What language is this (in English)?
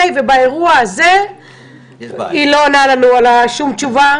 Hebrew